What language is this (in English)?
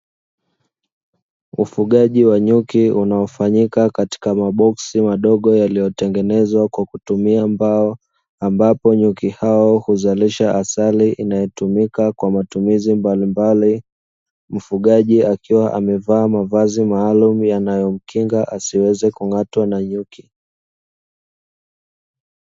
Swahili